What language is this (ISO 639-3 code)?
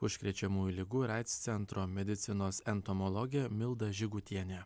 lit